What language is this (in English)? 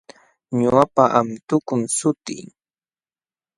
Jauja Wanca Quechua